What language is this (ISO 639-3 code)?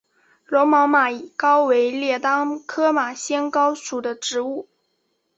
zho